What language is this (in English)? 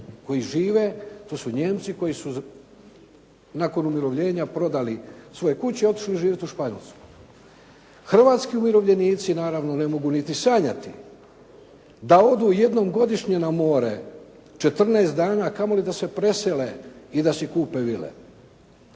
Croatian